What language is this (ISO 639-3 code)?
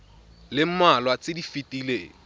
tsn